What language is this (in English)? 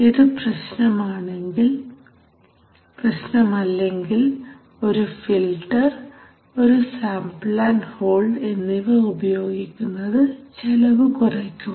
Malayalam